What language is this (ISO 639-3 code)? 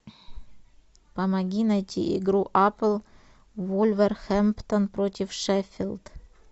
rus